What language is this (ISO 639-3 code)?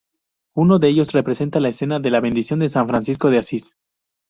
spa